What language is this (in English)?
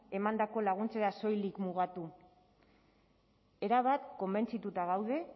Basque